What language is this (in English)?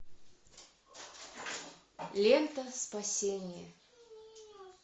Russian